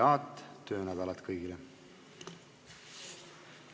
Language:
Estonian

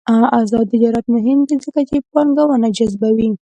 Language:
Pashto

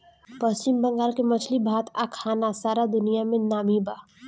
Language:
Bhojpuri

